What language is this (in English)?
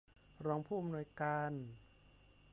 Thai